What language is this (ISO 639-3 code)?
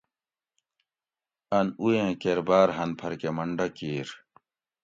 gwc